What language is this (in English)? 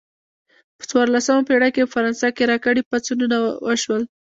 Pashto